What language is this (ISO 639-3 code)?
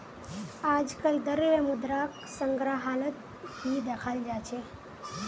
mag